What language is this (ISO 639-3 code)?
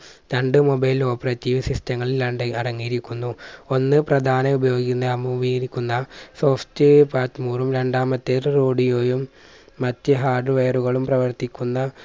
mal